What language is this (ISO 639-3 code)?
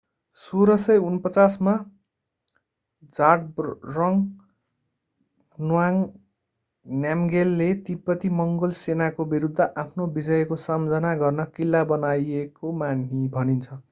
nep